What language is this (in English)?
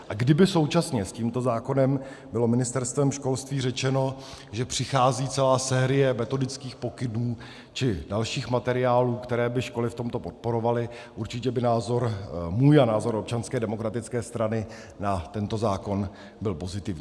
Czech